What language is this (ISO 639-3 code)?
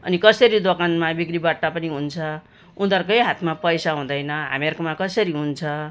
nep